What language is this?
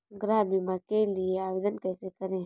Hindi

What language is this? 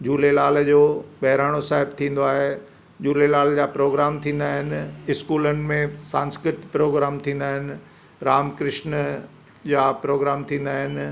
Sindhi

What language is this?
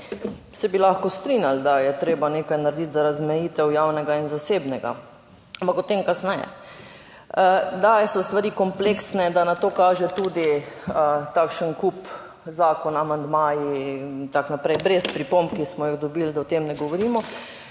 Slovenian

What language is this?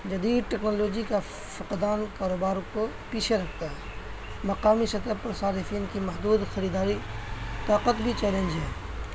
Urdu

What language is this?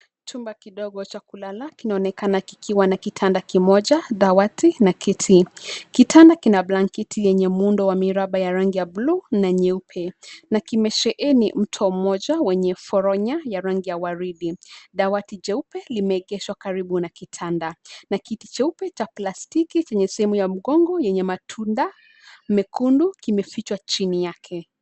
Swahili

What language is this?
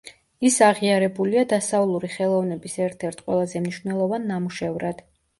Georgian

